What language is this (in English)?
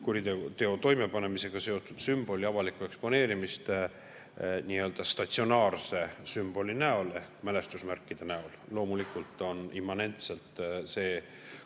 Estonian